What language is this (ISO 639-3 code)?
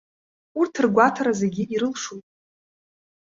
abk